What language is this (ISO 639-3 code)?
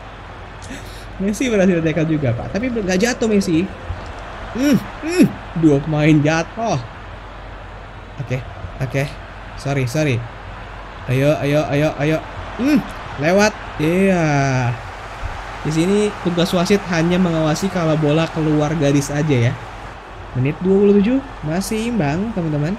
ind